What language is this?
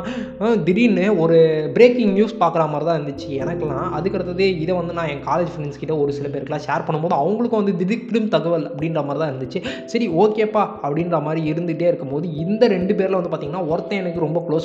Tamil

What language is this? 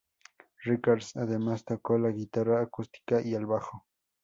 Spanish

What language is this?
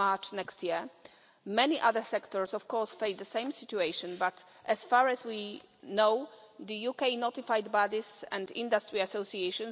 English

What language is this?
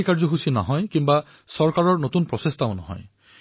Assamese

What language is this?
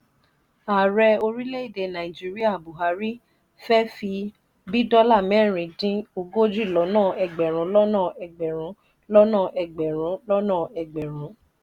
Yoruba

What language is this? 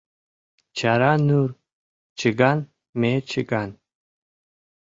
Mari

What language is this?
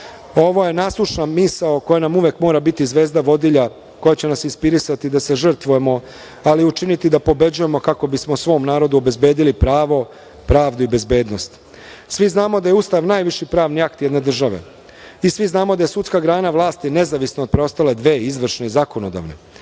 Serbian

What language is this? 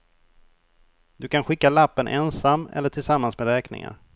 Swedish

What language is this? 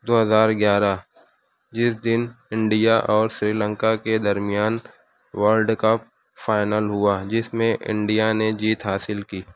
Urdu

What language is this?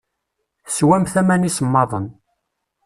Kabyle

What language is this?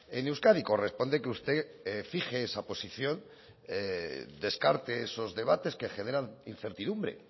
Spanish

